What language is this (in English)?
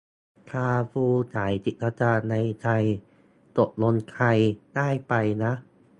Thai